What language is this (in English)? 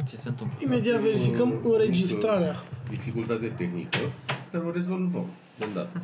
Romanian